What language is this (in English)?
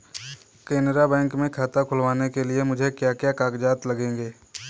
Hindi